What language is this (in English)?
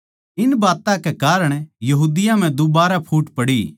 Haryanvi